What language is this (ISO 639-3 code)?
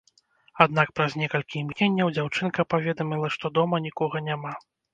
bel